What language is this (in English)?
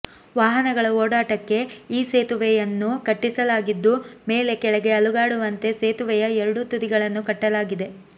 Kannada